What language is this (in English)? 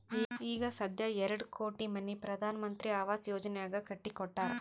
Kannada